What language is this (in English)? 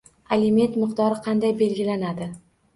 Uzbek